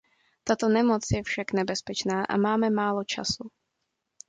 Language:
Czech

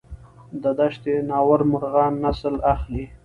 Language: Pashto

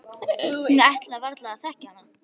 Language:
Icelandic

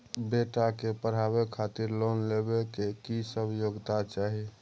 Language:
Maithili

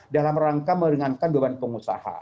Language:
Indonesian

